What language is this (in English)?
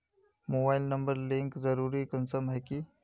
Magahi